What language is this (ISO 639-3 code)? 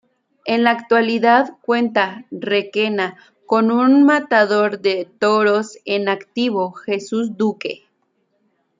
spa